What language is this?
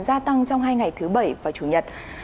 Vietnamese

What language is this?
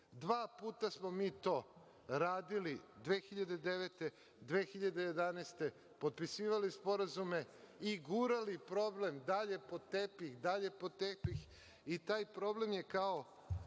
Serbian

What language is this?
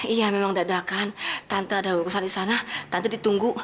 Indonesian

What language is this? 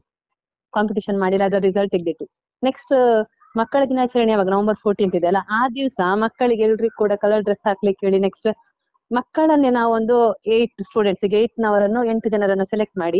Kannada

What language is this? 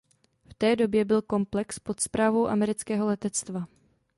Czech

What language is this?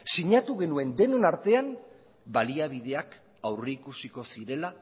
Basque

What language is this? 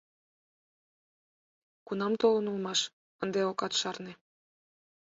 Mari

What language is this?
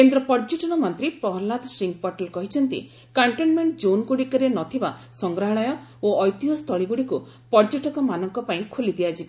Odia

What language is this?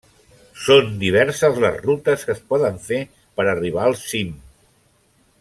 Catalan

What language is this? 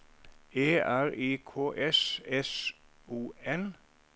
Norwegian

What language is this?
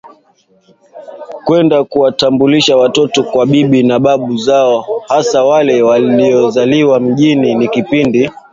Swahili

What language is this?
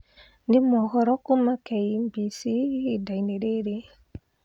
Kikuyu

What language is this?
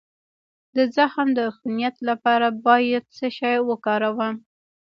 Pashto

